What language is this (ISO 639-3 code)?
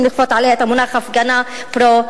heb